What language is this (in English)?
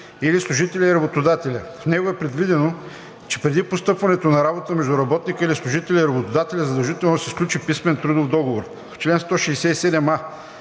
Bulgarian